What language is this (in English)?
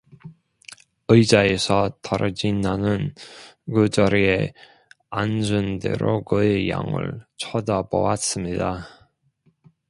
Korean